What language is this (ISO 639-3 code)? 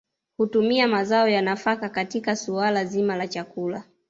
swa